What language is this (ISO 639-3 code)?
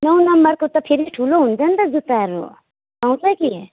nep